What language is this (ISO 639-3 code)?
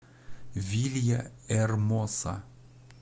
rus